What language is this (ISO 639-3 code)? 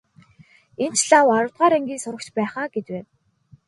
mon